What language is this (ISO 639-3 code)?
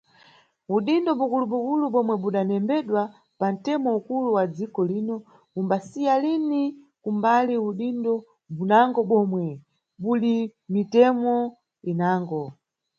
nyu